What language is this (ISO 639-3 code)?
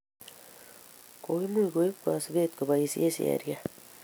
kln